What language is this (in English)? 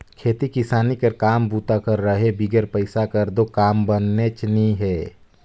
Chhattisgarhi